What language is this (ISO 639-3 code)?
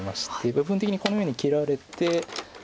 jpn